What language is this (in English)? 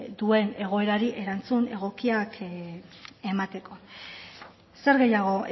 Basque